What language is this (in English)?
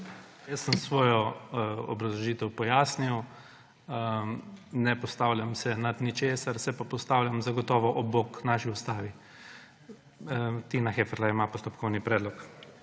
Slovenian